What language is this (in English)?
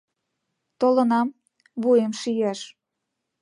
Mari